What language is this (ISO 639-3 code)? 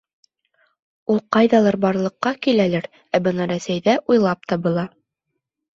bak